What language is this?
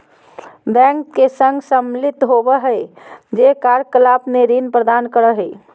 Magahi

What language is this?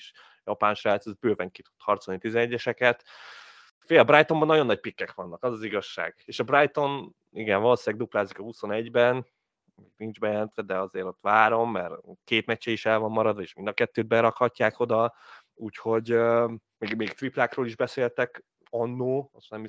Hungarian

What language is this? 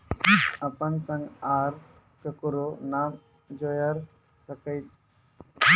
Maithili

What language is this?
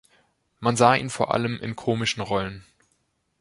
German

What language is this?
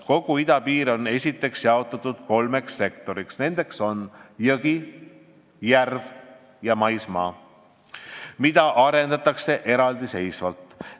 Estonian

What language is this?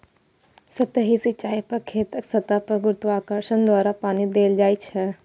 Maithili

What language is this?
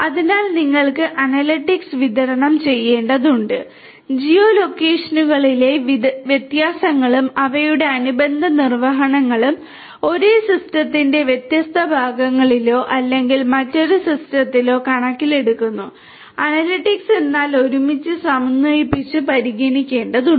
Malayalam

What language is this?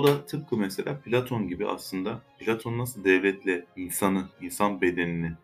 Turkish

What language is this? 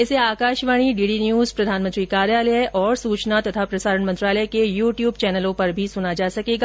Hindi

